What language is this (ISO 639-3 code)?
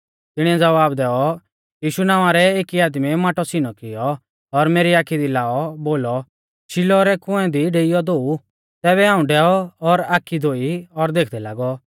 bfz